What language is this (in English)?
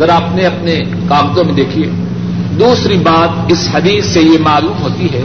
Urdu